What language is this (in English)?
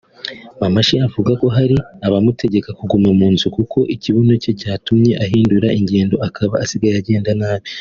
Kinyarwanda